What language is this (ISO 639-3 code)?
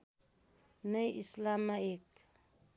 nep